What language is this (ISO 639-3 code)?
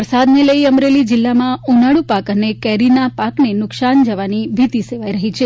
guj